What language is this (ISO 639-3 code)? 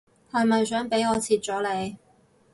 yue